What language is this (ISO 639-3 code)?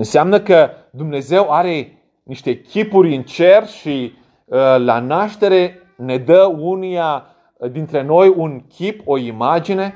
ron